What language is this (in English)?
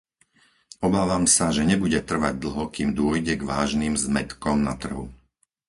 Slovak